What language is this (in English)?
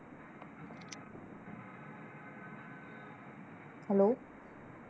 Marathi